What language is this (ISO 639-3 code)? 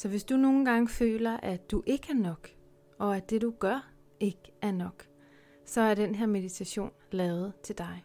dan